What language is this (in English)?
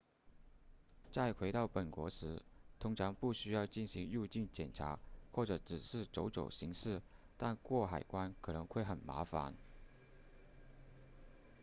Chinese